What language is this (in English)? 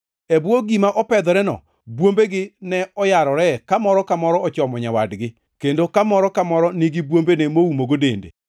Luo (Kenya and Tanzania)